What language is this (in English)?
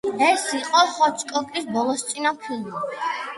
Georgian